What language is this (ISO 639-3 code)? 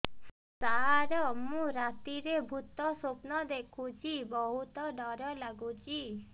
ori